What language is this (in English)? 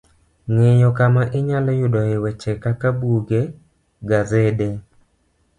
Luo (Kenya and Tanzania)